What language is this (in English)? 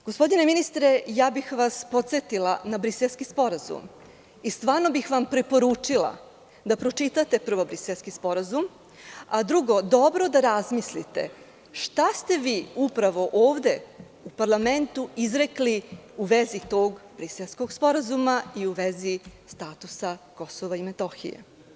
Serbian